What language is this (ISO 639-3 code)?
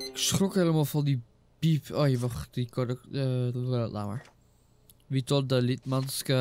nld